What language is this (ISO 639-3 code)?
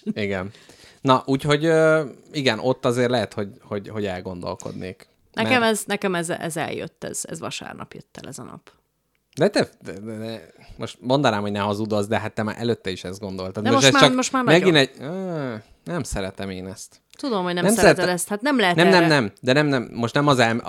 hun